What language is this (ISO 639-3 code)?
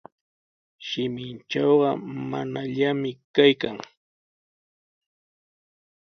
qws